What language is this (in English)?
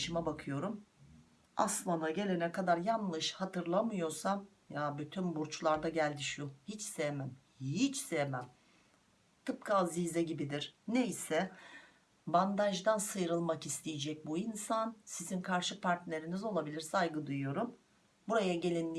Turkish